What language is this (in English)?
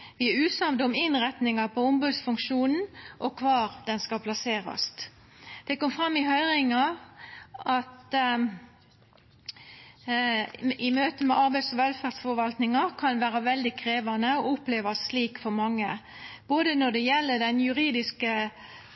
Norwegian Nynorsk